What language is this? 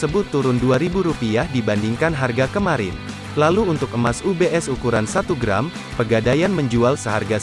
Indonesian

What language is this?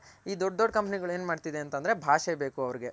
Kannada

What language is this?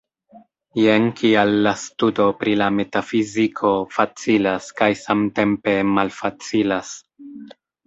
Esperanto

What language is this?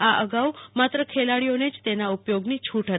Gujarati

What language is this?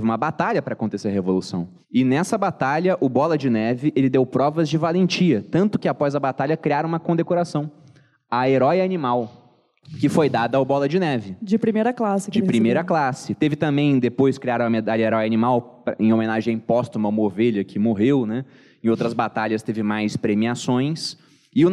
Portuguese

